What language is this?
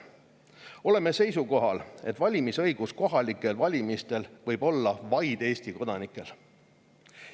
Estonian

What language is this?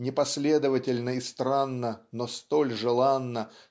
Russian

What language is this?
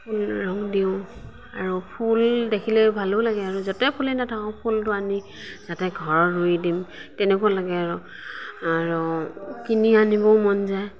Assamese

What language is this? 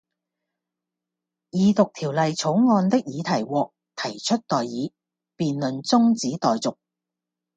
Cantonese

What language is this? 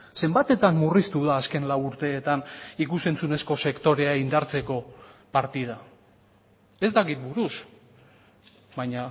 Basque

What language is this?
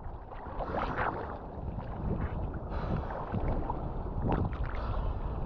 Japanese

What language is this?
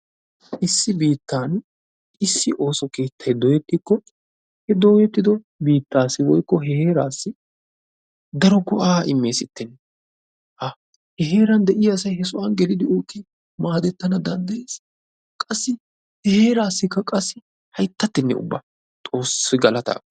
Wolaytta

